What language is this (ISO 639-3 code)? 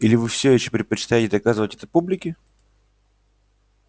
rus